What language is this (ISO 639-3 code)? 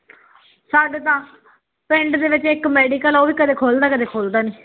pan